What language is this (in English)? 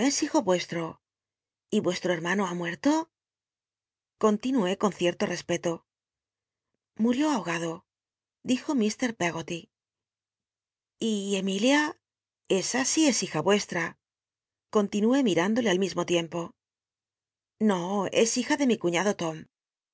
Spanish